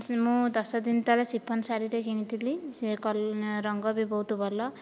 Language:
Odia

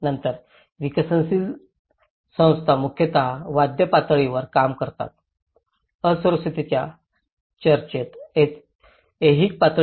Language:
Marathi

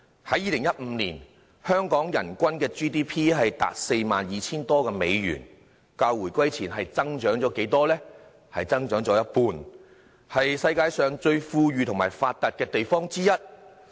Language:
Cantonese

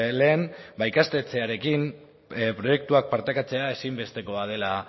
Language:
Basque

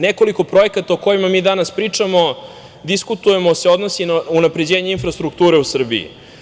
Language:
Serbian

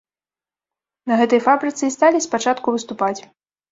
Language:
Belarusian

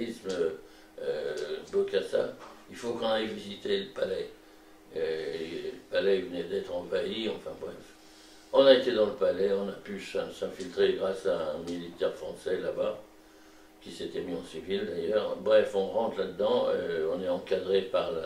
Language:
French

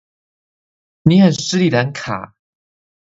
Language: Chinese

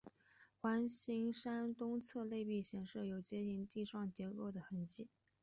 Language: Chinese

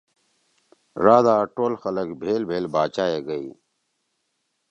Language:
Torwali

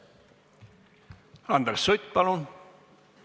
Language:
Estonian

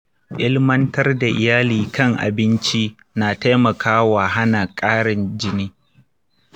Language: Hausa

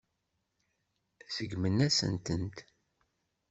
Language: Kabyle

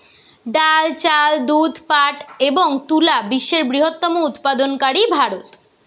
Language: Bangla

